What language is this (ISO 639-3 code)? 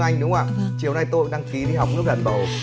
vie